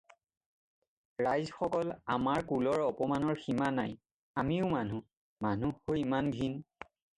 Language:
Assamese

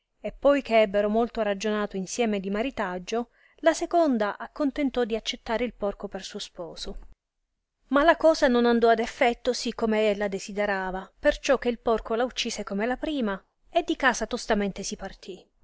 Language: Italian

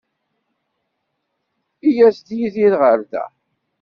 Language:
Kabyle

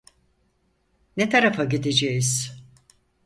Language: Turkish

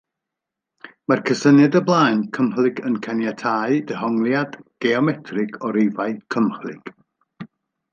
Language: Welsh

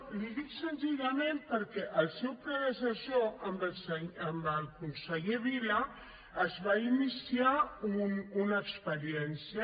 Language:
Catalan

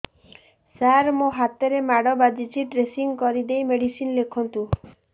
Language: Odia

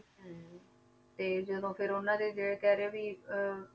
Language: Punjabi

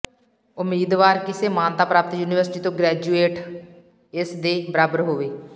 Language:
Punjabi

